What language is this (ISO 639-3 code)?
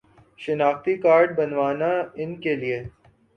urd